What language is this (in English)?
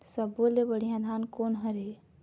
Chhattisgarhi